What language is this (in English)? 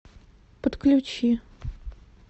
Russian